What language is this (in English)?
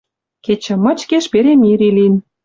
Western Mari